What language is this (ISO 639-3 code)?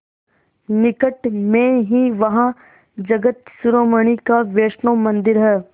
hin